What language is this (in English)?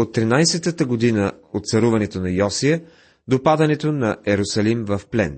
Bulgarian